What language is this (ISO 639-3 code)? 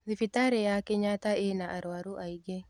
kik